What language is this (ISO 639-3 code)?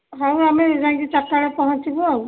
ori